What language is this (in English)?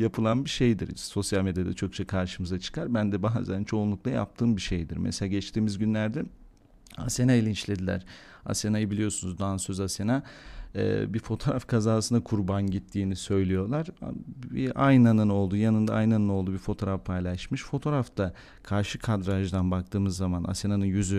Turkish